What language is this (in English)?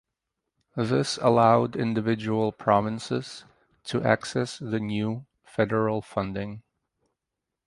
English